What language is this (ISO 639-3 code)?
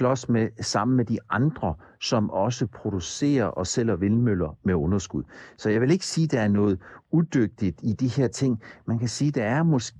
dan